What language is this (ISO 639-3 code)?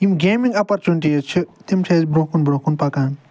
kas